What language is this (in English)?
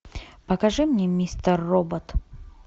Russian